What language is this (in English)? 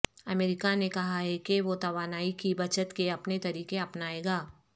Urdu